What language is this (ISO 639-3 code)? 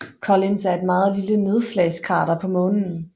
dan